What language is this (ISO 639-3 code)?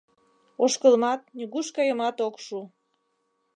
chm